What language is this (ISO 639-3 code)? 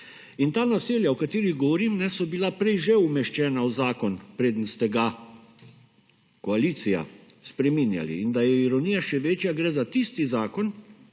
slv